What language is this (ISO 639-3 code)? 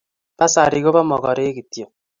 kln